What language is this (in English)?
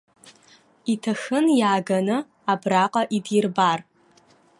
Abkhazian